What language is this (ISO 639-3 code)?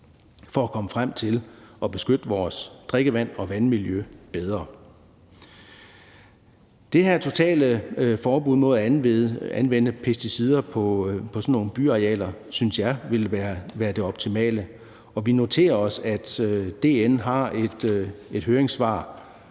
dan